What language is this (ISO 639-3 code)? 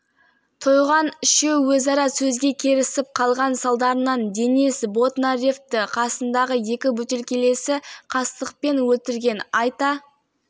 kaz